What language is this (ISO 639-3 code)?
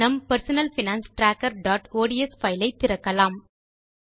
tam